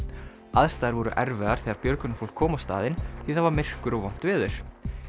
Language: Icelandic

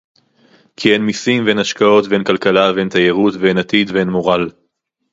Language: Hebrew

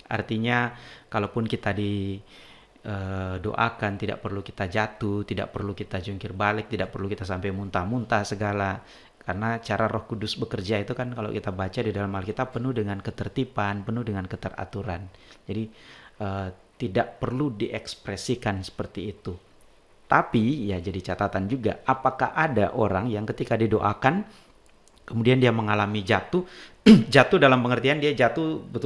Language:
Indonesian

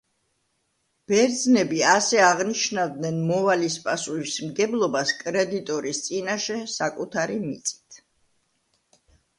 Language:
Georgian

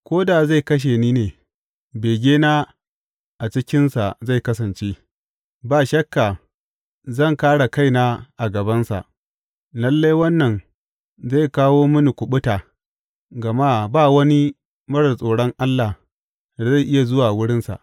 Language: Hausa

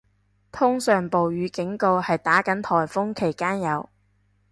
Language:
Cantonese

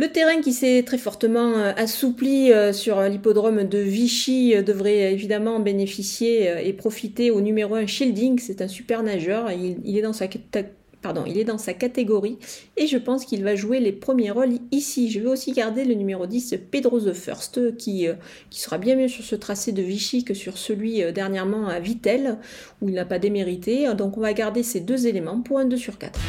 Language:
French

